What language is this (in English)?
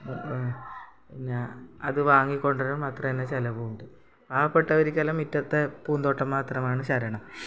Malayalam